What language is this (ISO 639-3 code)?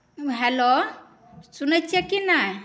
mai